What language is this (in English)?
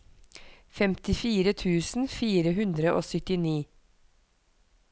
Norwegian